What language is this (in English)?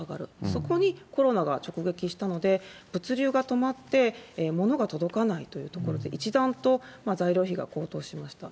Japanese